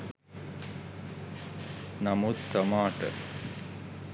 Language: Sinhala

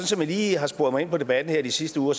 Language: Danish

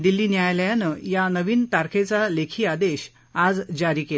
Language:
Marathi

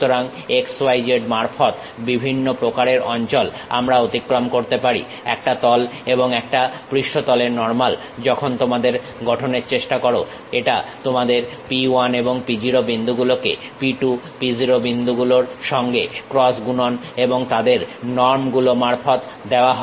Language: Bangla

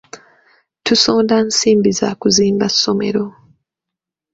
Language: Ganda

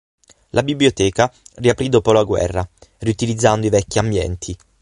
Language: Italian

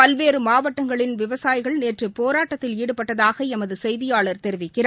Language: Tamil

